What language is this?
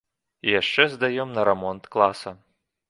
Belarusian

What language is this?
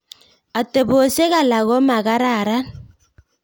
Kalenjin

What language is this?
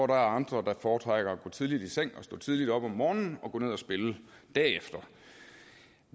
Danish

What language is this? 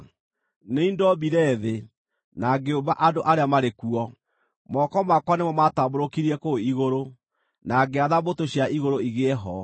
Kikuyu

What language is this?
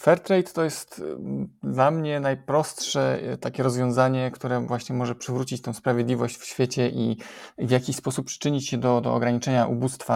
Polish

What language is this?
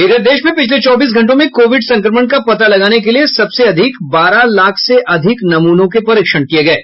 Hindi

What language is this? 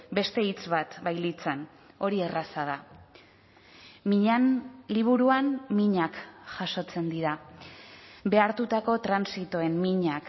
Basque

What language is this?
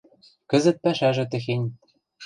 Western Mari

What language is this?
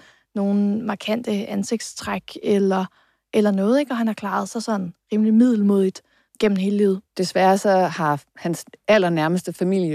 Danish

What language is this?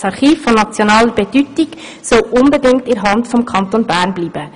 Swiss German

